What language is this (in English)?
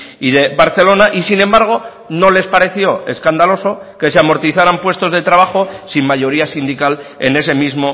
Spanish